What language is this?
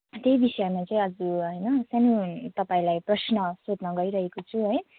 Nepali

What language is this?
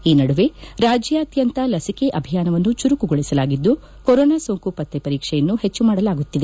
Kannada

